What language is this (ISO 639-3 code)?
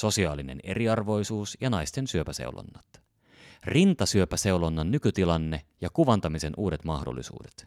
fin